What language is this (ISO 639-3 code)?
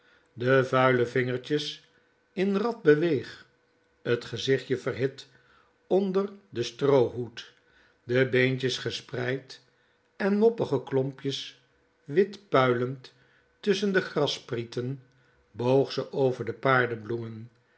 nld